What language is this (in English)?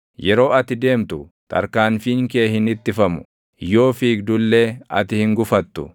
Oromo